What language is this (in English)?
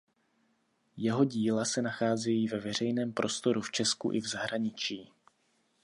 Czech